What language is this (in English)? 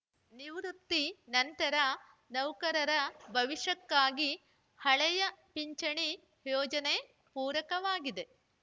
Kannada